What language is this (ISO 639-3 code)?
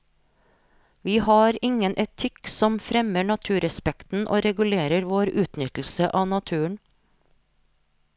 nor